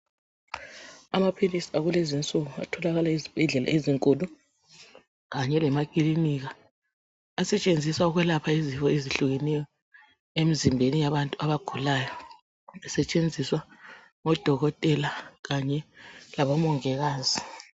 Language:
North Ndebele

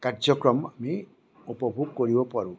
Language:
Assamese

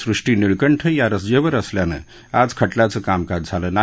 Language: Marathi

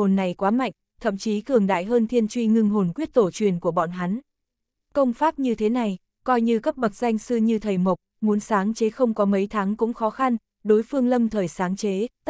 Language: Vietnamese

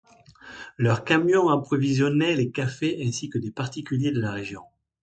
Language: French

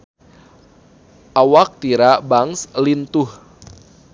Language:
Sundanese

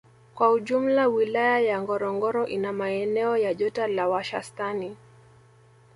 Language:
Swahili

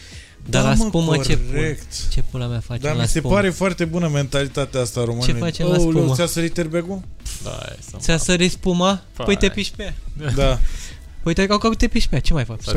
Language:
Romanian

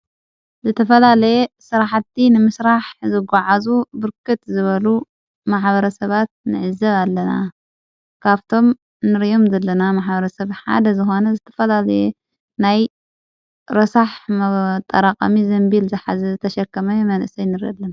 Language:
Tigrinya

